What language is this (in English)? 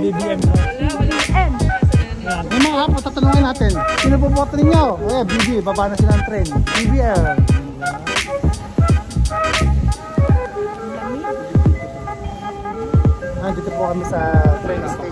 Turkish